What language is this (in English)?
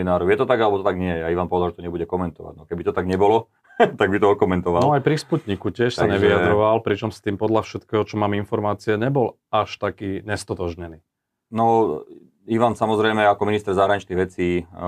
Slovak